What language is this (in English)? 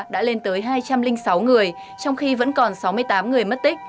Vietnamese